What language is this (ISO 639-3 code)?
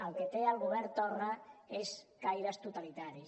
cat